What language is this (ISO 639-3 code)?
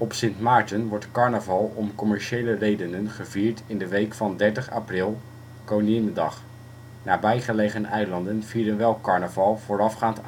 nld